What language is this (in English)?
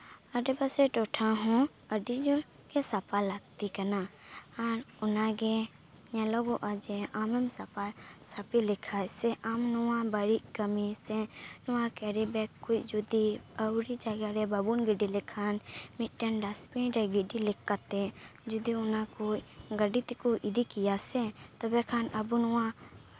Santali